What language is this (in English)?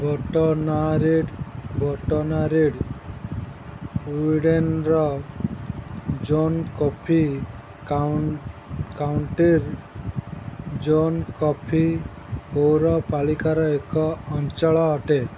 Odia